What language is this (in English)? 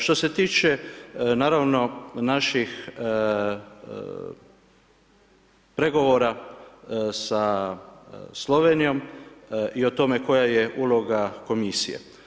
Croatian